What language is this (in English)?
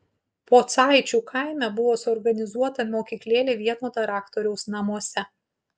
Lithuanian